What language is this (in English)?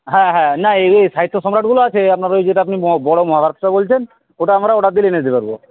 Bangla